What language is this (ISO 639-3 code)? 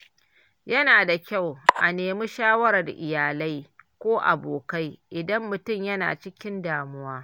hau